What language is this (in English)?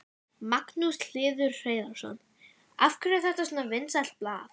Icelandic